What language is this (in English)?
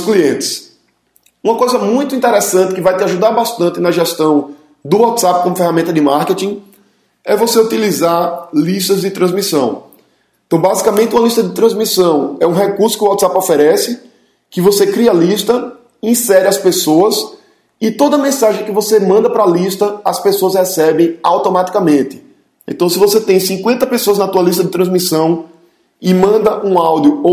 Portuguese